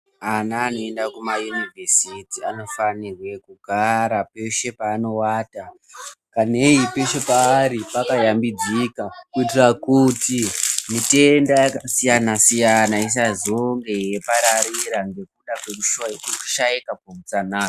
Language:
Ndau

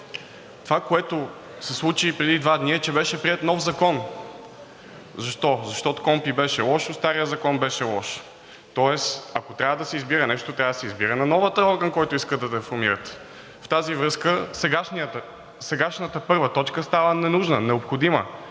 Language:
Bulgarian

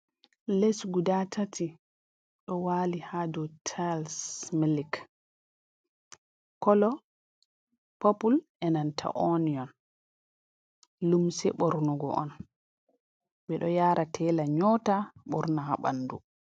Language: Fula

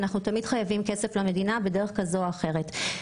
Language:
Hebrew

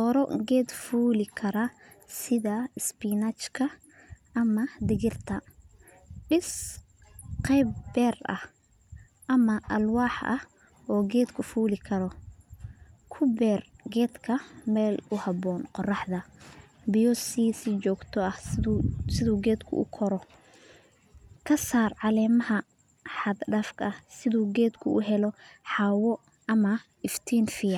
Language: Somali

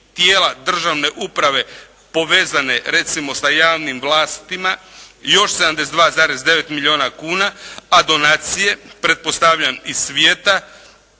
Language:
Croatian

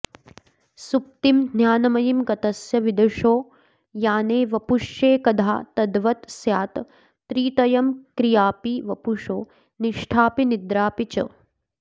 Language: Sanskrit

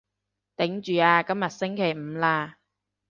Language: Cantonese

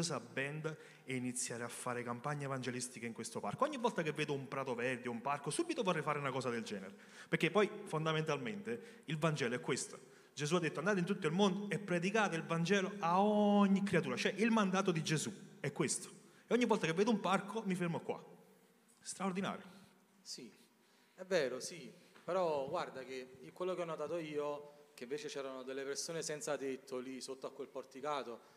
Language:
Italian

